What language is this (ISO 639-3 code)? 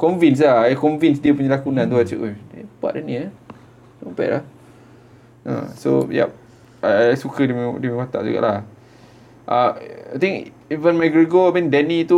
msa